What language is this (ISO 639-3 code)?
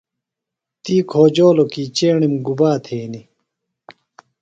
phl